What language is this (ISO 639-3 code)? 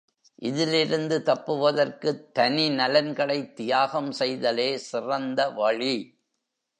tam